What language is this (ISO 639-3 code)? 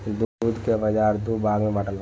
bho